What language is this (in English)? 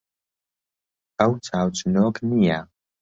Central Kurdish